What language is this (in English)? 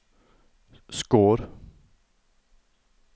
Norwegian